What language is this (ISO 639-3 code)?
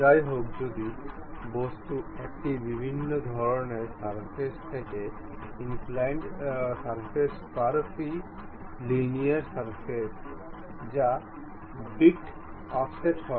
ben